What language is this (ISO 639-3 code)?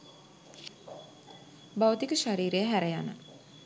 sin